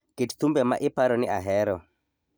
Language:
Luo (Kenya and Tanzania)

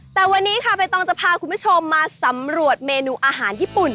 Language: Thai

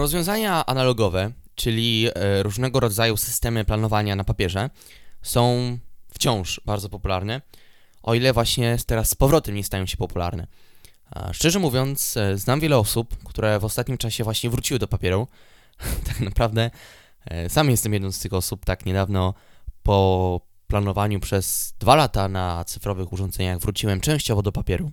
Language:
Polish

